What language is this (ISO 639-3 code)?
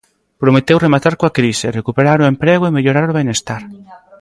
glg